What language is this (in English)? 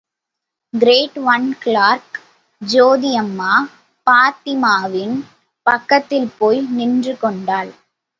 Tamil